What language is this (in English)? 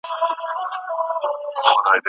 Pashto